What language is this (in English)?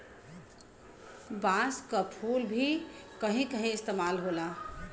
Bhojpuri